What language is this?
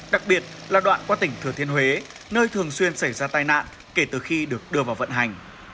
Vietnamese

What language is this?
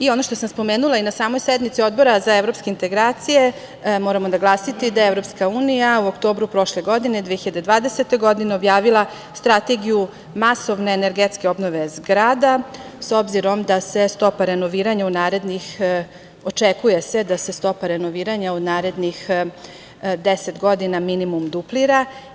Serbian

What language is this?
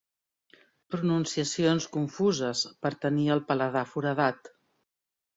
Catalan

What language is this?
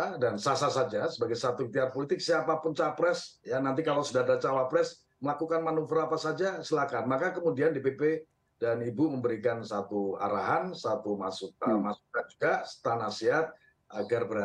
Indonesian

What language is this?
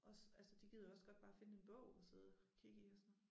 Danish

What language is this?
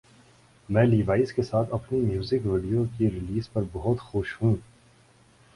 Urdu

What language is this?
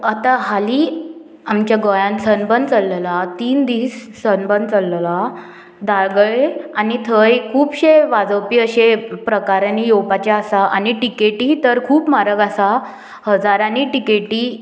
Konkani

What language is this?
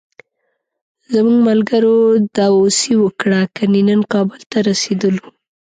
Pashto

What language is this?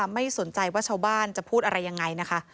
Thai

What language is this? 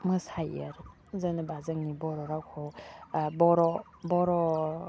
Bodo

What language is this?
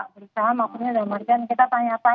Indonesian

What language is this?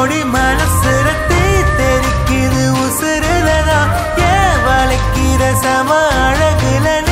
Thai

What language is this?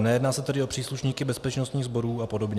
Czech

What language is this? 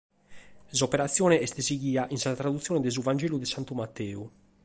Sardinian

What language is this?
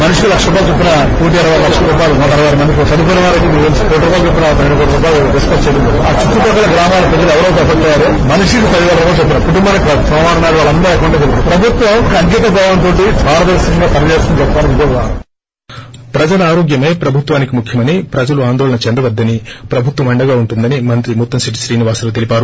Telugu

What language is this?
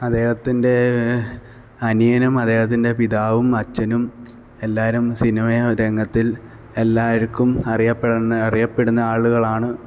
Malayalam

